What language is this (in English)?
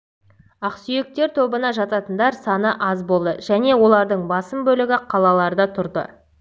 Kazakh